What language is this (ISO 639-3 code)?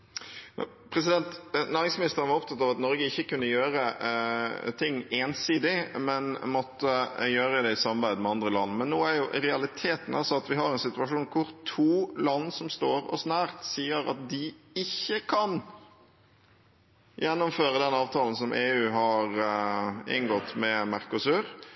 nob